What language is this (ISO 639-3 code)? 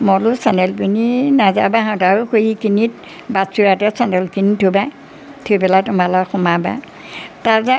asm